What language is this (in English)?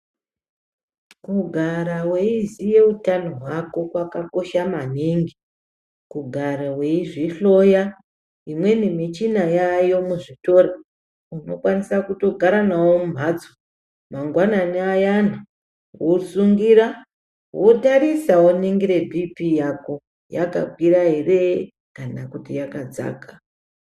Ndau